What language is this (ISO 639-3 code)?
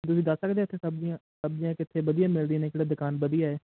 pan